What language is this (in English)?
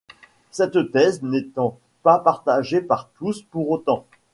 French